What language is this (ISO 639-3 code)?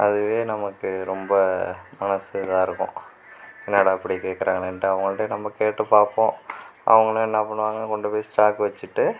tam